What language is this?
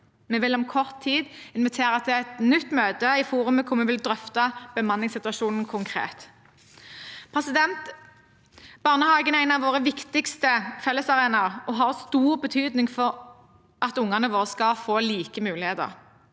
Norwegian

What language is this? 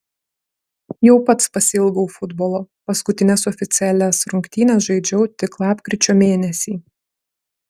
Lithuanian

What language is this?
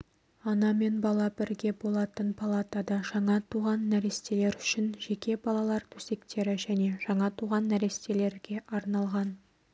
Kazakh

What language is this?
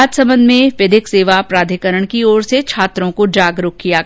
Hindi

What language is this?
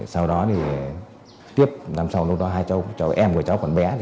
Vietnamese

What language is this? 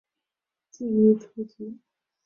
Chinese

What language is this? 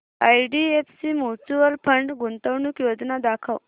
Marathi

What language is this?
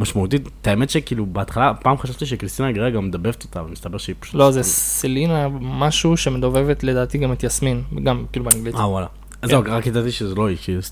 Hebrew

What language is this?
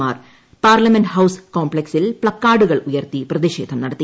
Malayalam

